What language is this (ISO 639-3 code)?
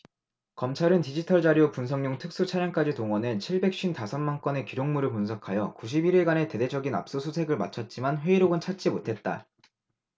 kor